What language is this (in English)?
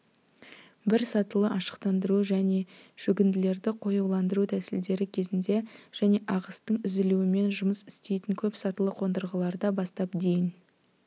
Kazakh